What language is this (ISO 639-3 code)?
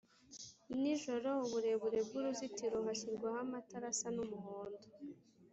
kin